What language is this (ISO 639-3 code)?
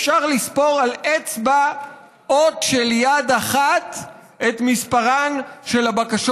heb